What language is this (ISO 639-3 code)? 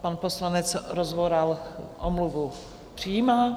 ces